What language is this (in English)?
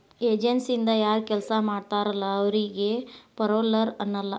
Kannada